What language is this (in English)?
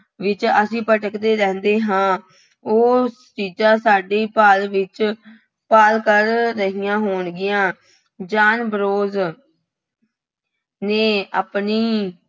Punjabi